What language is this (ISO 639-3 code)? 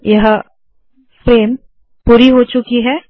hin